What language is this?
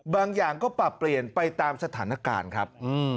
Thai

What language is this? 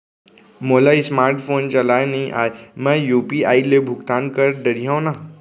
Chhattisgarhi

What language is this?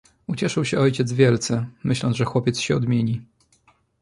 Polish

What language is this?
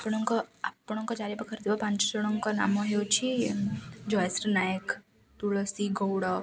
Odia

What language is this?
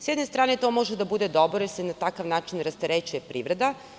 Serbian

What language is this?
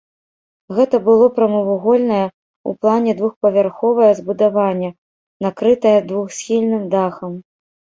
Belarusian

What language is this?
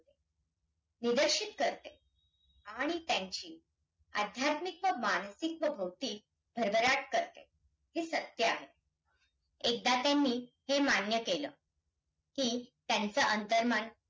Marathi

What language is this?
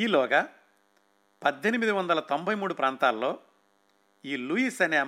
Telugu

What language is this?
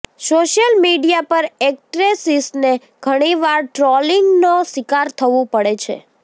Gujarati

